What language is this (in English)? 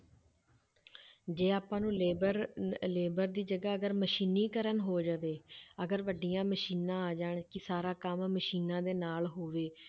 Punjabi